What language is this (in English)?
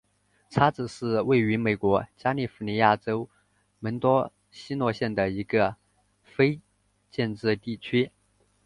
Chinese